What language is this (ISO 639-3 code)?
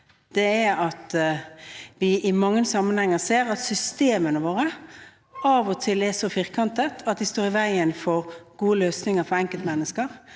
nor